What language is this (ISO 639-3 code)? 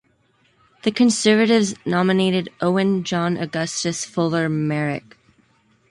eng